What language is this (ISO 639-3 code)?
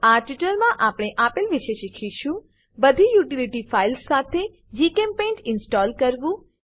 guj